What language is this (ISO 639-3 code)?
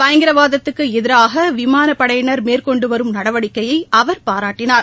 tam